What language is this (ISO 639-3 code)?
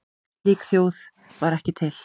isl